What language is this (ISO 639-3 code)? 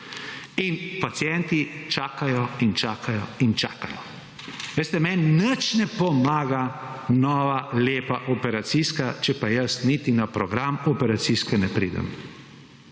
slv